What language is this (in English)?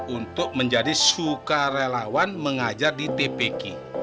Indonesian